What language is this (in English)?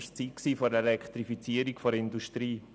Swiss German